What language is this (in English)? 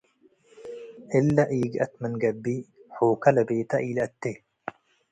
Tigre